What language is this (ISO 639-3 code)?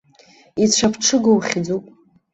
abk